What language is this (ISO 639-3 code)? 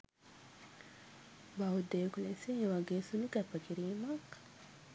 sin